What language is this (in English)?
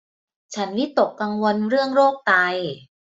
Thai